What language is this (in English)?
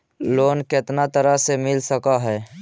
Magahi